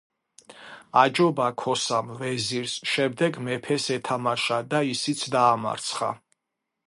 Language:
Georgian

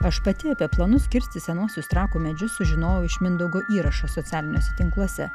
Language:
Lithuanian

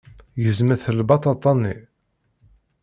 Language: Kabyle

